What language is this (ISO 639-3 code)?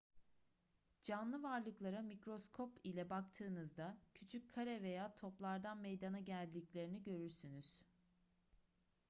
tur